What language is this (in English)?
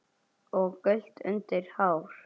Icelandic